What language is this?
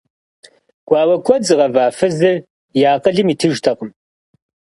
Kabardian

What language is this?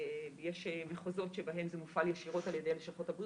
Hebrew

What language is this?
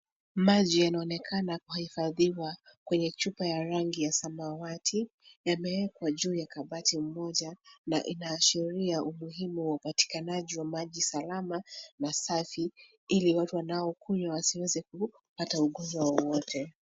Swahili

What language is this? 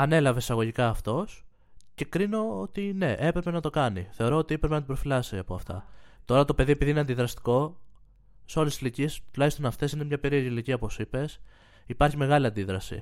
Greek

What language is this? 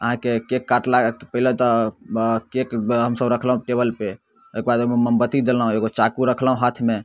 Maithili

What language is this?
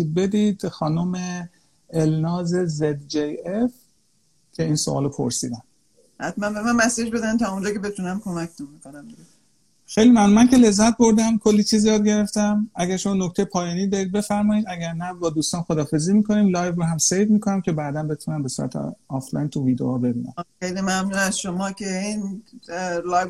Persian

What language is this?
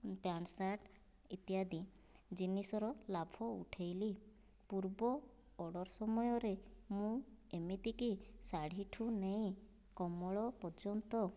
Odia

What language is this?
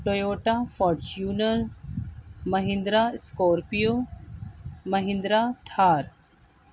Urdu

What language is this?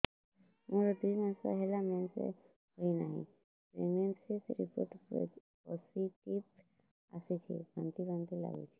Odia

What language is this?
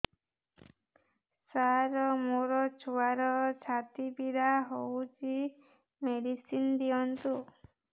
Odia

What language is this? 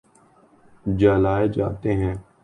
Urdu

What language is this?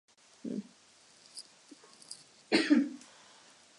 Czech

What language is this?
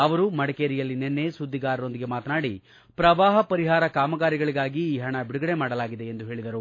Kannada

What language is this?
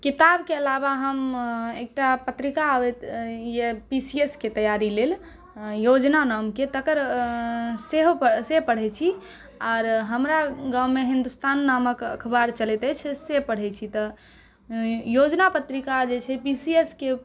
Maithili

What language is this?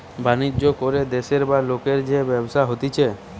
Bangla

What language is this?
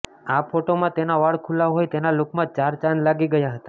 Gujarati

